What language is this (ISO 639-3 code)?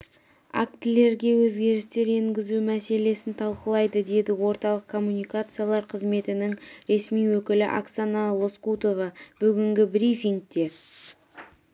kaz